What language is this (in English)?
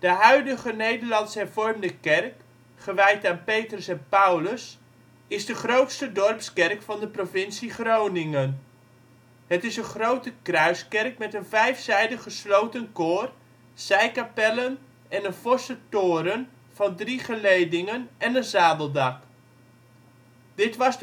Dutch